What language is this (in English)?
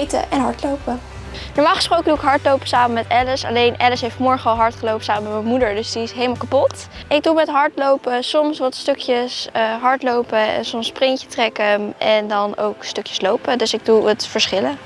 Dutch